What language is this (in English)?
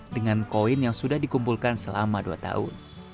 Indonesian